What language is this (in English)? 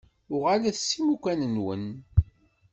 Kabyle